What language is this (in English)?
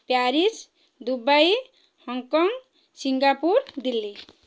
Odia